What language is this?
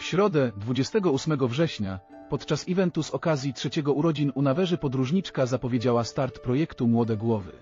Polish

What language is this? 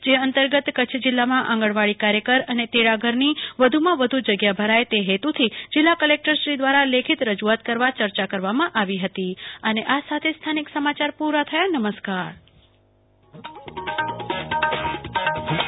Gujarati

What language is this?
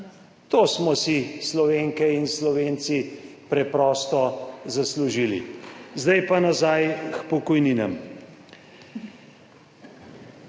Slovenian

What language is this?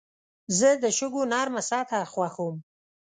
Pashto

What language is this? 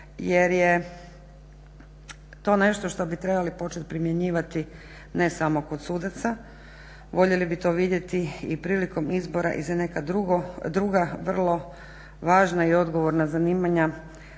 Croatian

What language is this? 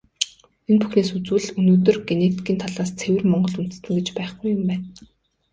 Mongolian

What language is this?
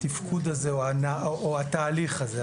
Hebrew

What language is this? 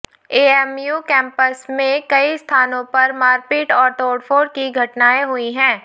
Hindi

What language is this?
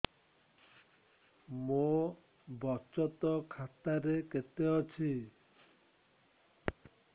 Odia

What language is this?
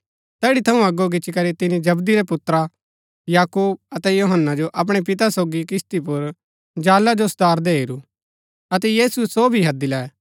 Gaddi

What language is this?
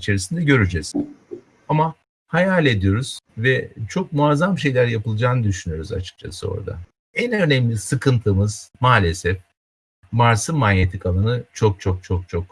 Turkish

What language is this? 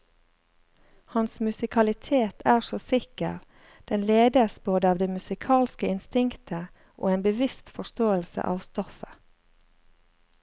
Norwegian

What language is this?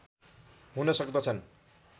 Nepali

